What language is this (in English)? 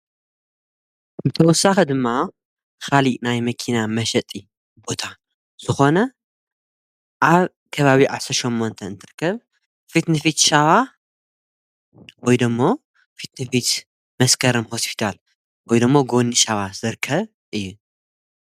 Tigrinya